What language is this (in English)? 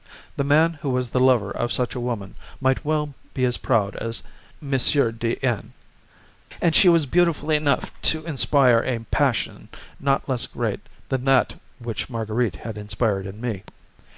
English